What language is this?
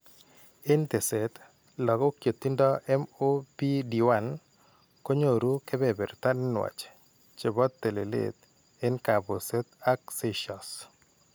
Kalenjin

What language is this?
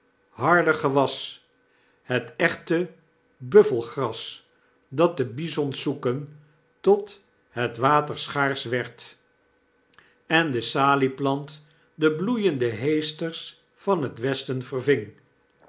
Dutch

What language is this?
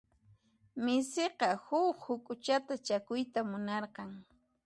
Puno Quechua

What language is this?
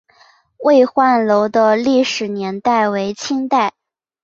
Chinese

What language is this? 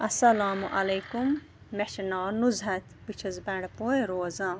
Kashmiri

